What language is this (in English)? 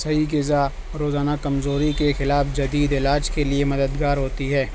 Urdu